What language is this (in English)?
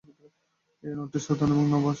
Bangla